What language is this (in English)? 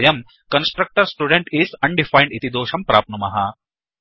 Sanskrit